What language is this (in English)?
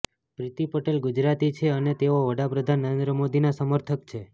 Gujarati